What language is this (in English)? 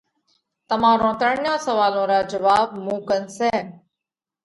Parkari Koli